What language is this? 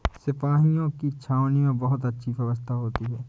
Hindi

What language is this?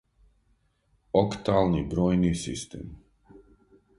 Serbian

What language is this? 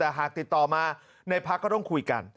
Thai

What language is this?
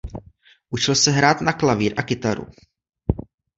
Czech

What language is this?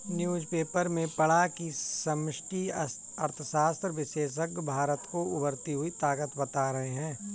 Hindi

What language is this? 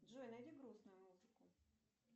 Russian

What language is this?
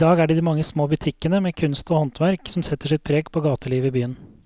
Norwegian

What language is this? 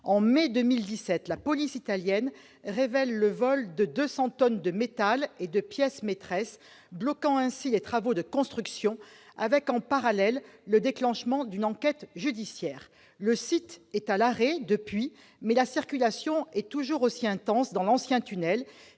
French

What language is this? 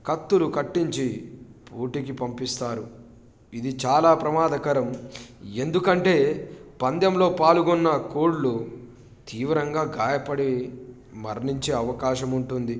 Telugu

